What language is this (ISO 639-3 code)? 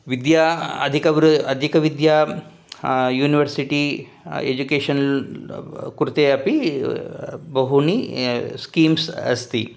san